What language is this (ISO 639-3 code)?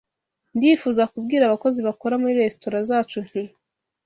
kin